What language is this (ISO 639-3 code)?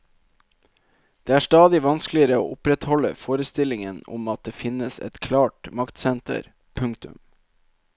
nor